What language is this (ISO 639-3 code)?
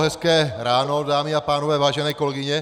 ces